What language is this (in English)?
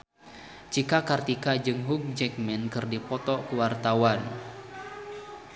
Sundanese